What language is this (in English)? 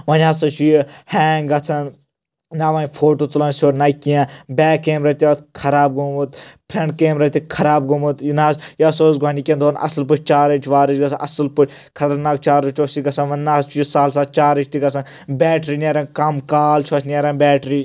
Kashmiri